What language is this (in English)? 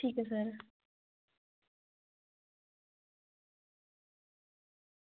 Dogri